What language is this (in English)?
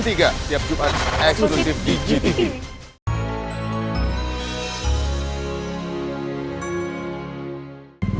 Indonesian